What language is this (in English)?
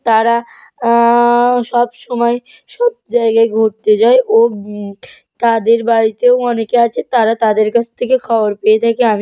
Bangla